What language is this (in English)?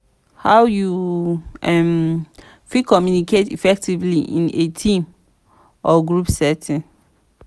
Nigerian Pidgin